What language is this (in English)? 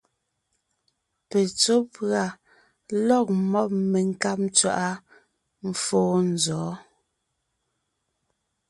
Ngiemboon